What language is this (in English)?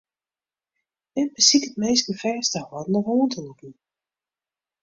Western Frisian